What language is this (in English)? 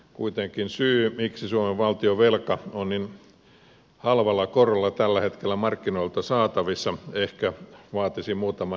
Finnish